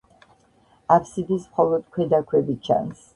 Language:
Georgian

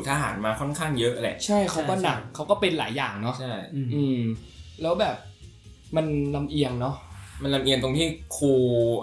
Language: Thai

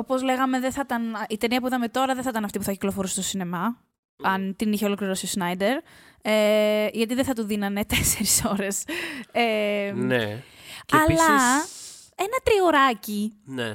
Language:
Greek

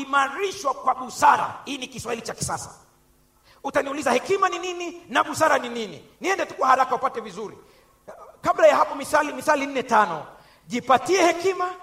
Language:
Swahili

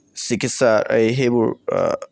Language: Assamese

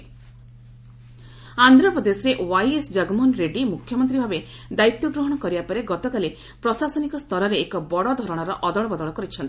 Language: Odia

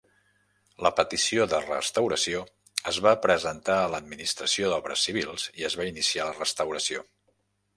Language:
Catalan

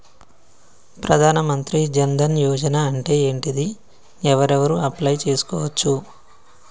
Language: Telugu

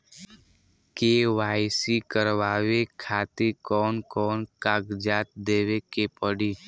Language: Bhojpuri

